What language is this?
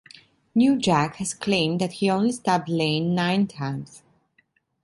English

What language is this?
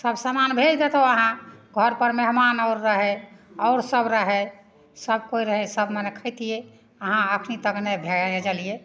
Maithili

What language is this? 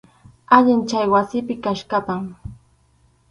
Arequipa-La Unión Quechua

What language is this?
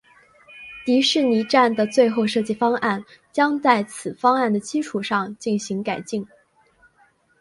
Chinese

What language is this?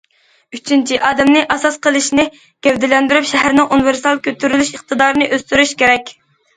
Uyghur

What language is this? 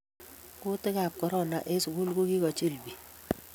Kalenjin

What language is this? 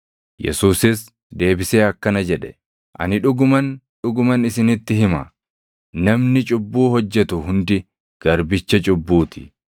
Oromo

